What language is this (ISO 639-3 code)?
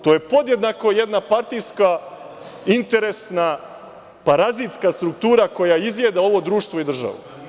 srp